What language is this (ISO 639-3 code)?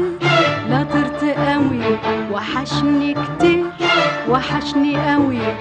ara